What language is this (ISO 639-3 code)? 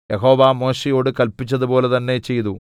mal